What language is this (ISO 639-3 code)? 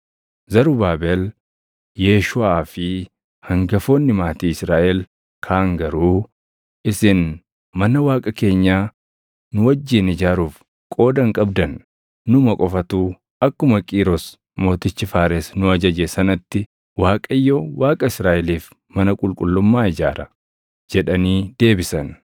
orm